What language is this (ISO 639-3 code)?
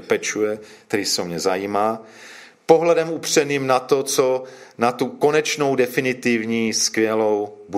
ces